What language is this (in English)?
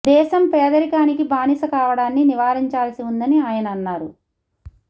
Telugu